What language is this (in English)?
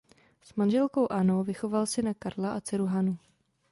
Czech